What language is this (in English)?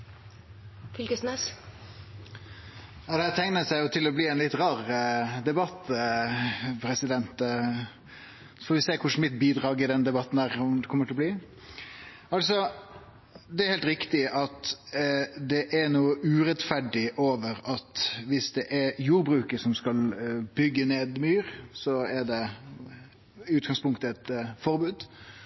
Norwegian